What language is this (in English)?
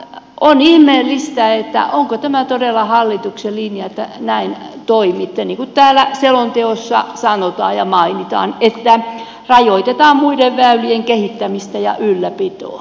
Finnish